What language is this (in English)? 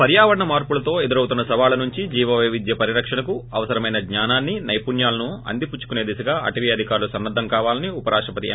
Telugu